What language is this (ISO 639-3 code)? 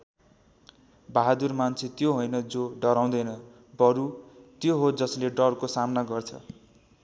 nep